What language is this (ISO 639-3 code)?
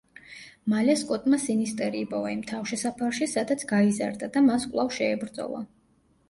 kat